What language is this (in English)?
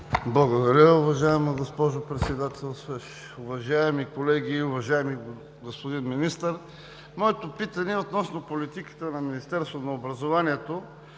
Bulgarian